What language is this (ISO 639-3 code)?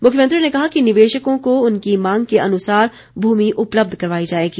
hin